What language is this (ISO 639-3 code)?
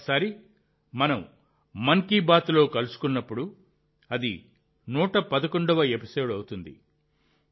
tel